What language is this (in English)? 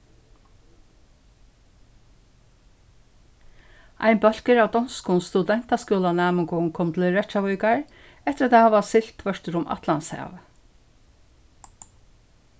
Faroese